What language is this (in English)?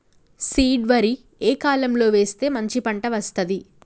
Telugu